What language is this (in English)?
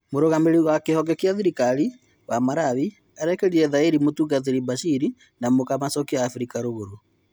Kikuyu